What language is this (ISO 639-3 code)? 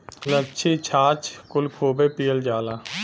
bho